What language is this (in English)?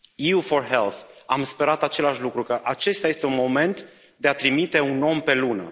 Romanian